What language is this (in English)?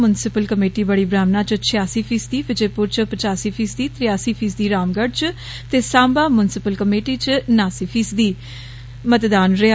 Dogri